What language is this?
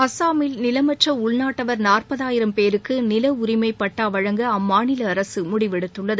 Tamil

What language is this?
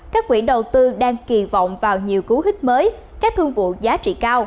Vietnamese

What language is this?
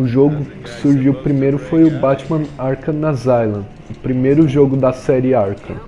Portuguese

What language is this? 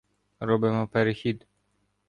Ukrainian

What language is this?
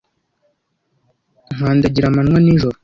Kinyarwanda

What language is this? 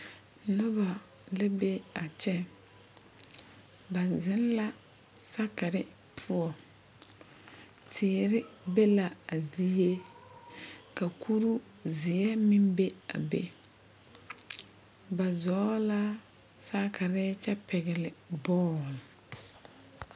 Southern Dagaare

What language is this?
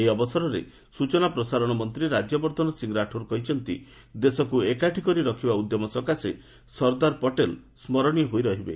Odia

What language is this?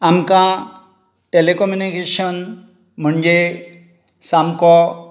Konkani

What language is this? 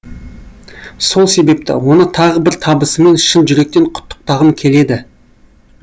Kazakh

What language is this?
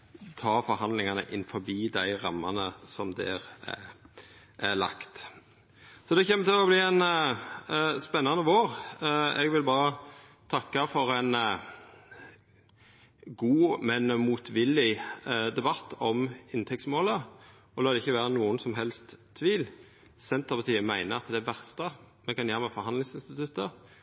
Norwegian Nynorsk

